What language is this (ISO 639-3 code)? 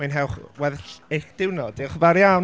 cym